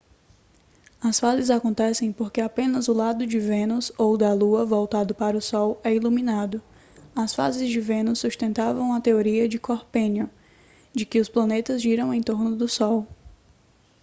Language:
Portuguese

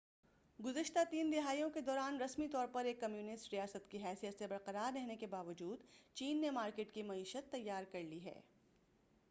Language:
Urdu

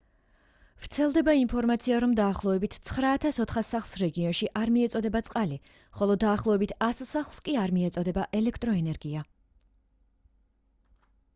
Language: Georgian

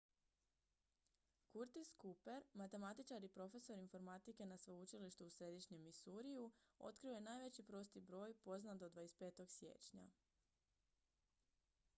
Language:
Croatian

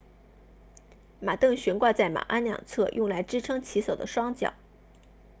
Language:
Chinese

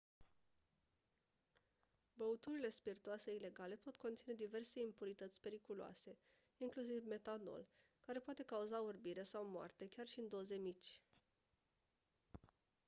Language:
Romanian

